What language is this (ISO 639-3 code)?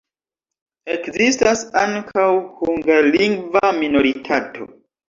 epo